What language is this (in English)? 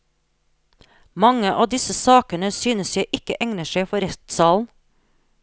Norwegian